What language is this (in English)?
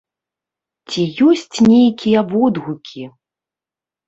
Belarusian